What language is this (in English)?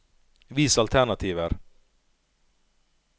Norwegian